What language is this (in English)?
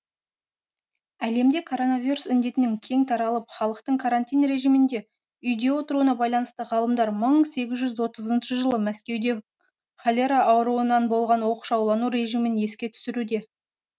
Kazakh